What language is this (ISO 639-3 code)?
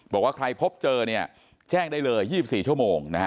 tha